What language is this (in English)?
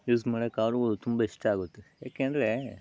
Kannada